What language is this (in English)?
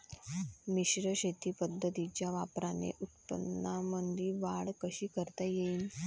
Marathi